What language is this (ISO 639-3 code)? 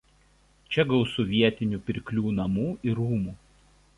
lit